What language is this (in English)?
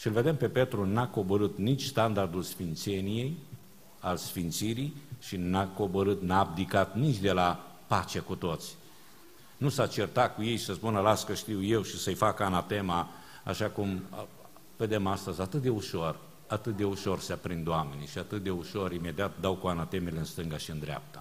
Romanian